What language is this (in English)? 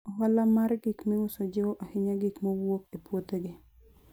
Luo (Kenya and Tanzania)